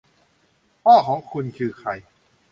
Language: Thai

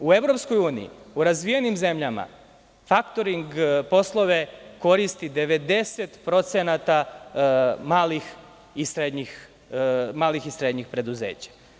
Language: Serbian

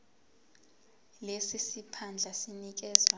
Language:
Zulu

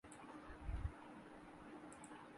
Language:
Urdu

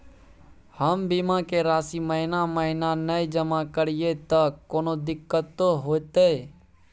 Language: Maithili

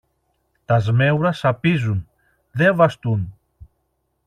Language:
Greek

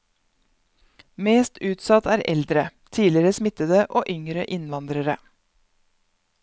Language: Norwegian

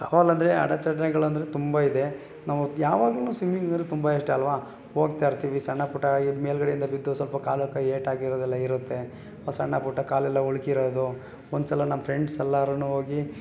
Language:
Kannada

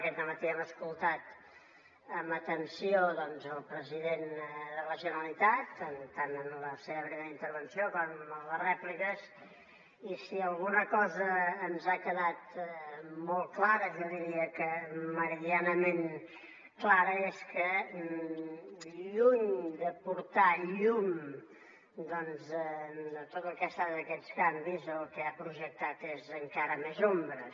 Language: Catalan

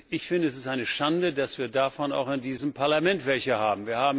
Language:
German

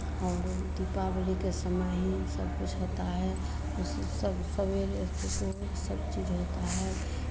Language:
Hindi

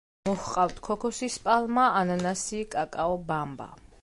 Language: Georgian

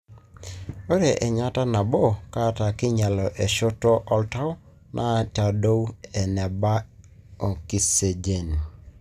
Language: Masai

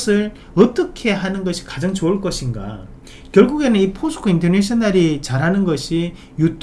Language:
Korean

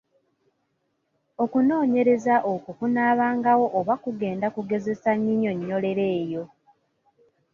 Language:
Ganda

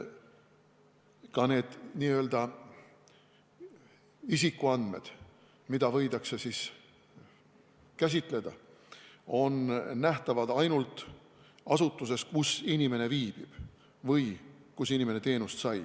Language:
Estonian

